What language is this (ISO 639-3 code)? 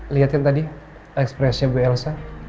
ind